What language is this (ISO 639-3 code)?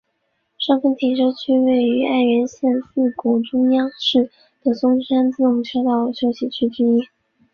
zho